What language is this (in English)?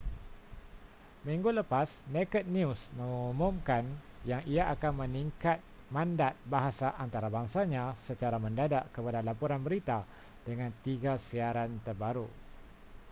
Malay